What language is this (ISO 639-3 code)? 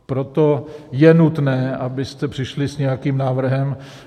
ces